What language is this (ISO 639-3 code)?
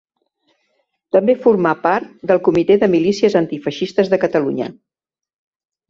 cat